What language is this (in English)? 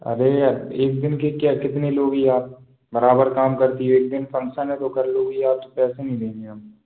Hindi